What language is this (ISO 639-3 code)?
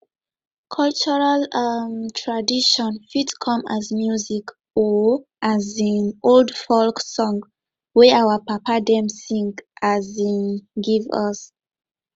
pcm